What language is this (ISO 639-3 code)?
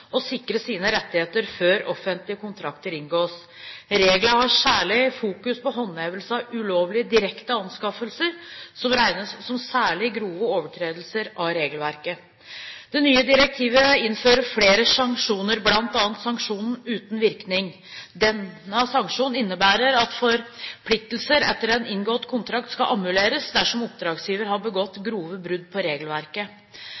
nob